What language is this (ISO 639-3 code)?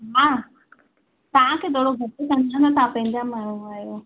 snd